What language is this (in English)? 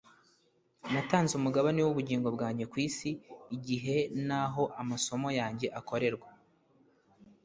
Kinyarwanda